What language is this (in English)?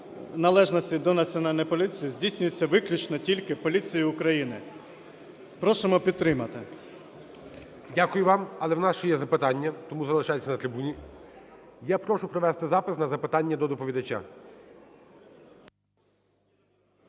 Ukrainian